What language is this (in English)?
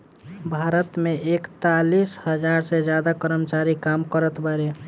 Bhojpuri